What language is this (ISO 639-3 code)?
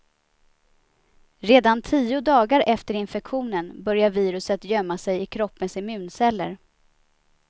swe